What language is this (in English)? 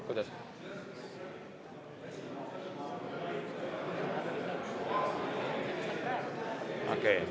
Estonian